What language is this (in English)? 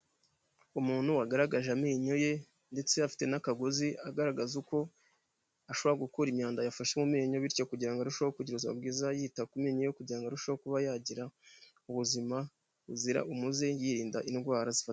Kinyarwanda